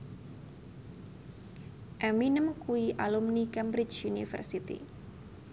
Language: Javanese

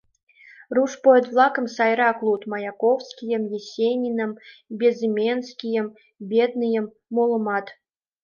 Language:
Mari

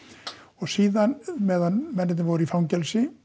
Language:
Icelandic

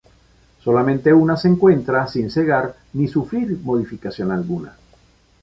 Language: Spanish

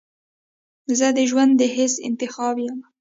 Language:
Pashto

